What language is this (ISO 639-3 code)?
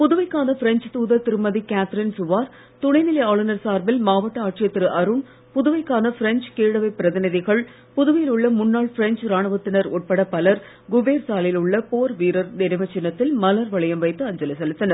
tam